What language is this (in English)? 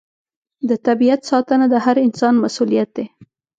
Pashto